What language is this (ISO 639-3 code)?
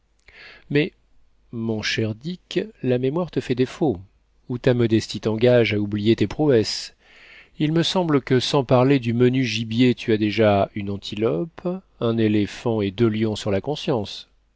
fra